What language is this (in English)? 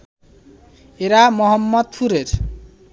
Bangla